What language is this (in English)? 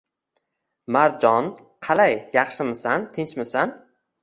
Uzbek